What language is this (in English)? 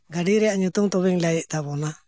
Santali